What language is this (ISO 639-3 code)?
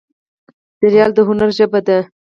pus